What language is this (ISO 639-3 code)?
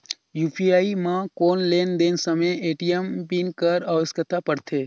hne